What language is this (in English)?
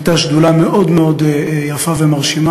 Hebrew